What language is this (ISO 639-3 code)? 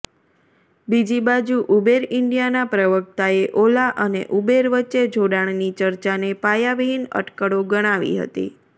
guj